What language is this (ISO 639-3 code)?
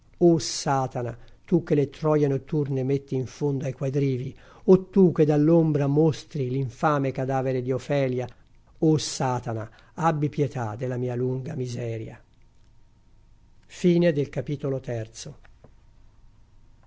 ita